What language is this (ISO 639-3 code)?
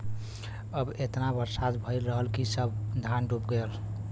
bho